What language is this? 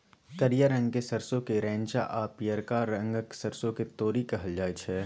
Maithili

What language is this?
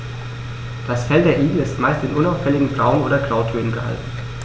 German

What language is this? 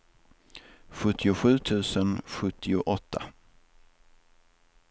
Swedish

